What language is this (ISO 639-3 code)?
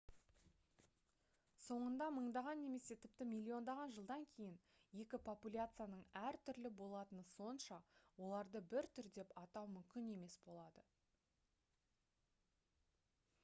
kaz